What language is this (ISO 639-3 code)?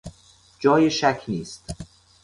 fas